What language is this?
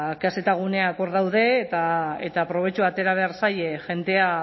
Basque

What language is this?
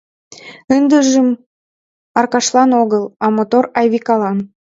Mari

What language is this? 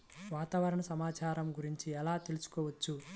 Telugu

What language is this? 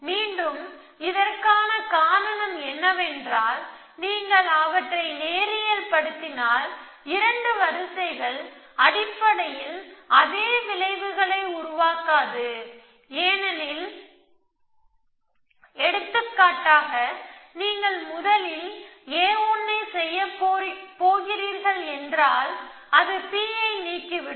Tamil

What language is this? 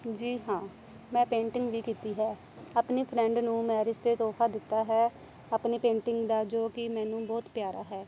Punjabi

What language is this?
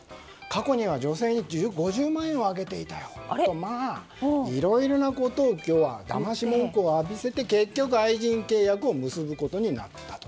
Japanese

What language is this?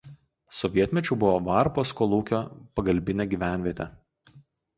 Lithuanian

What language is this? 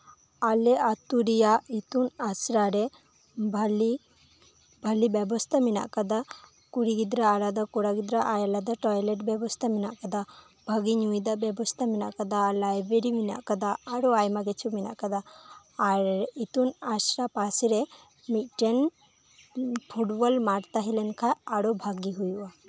Santali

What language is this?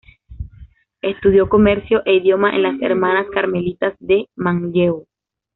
Spanish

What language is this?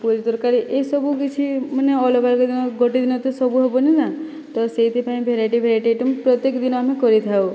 Odia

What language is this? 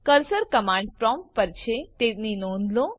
Gujarati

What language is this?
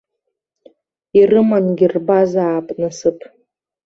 Abkhazian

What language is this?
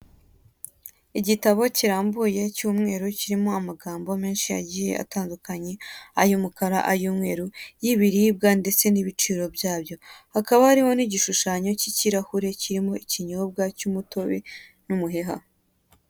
Kinyarwanda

